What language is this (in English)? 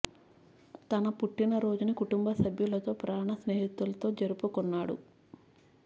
Telugu